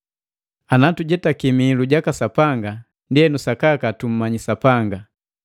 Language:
Matengo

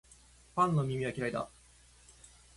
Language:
Japanese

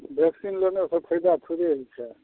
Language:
Maithili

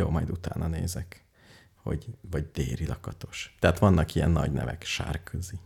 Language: Hungarian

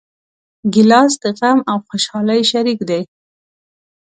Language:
Pashto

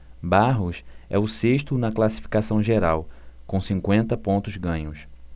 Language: Portuguese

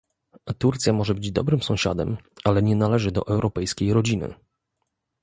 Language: Polish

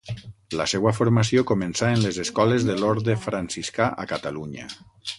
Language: Catalan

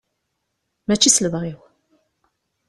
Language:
Kabyle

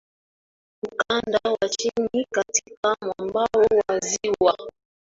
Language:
Swahili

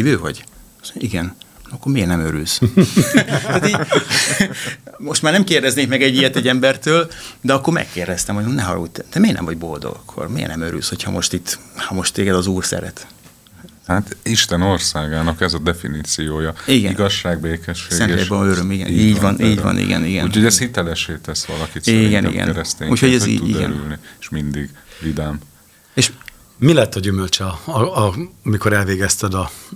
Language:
Hungarian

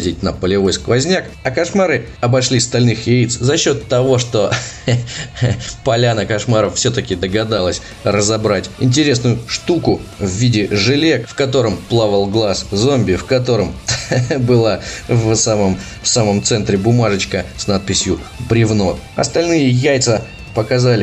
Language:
Russian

